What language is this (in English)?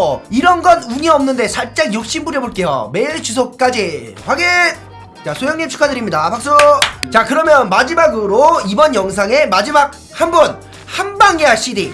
Korean